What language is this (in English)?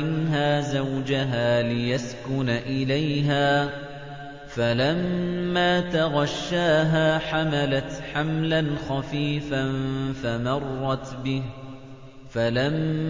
Arabic